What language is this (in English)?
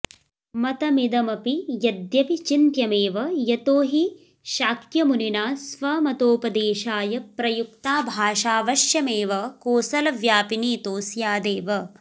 Sanskrit